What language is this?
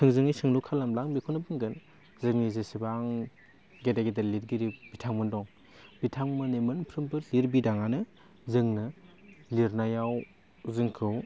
Bodo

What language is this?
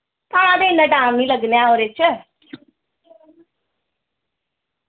Dogri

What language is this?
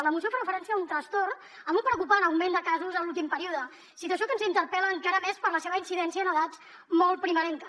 Catalan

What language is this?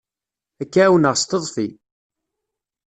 Kabyle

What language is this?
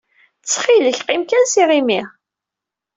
Kabyle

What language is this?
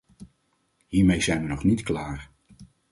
Dutch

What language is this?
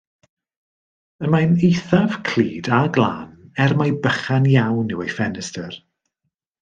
Welsh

